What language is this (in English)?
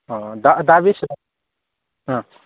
Bodo